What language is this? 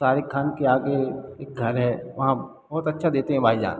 Hindi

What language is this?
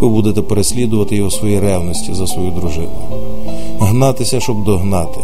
Ukrainian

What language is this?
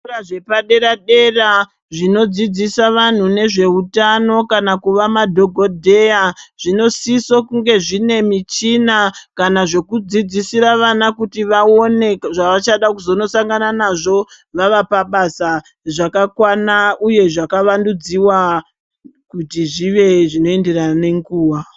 Ndau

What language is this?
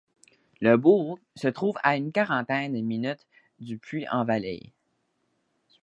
French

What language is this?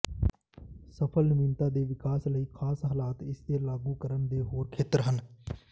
Punjabi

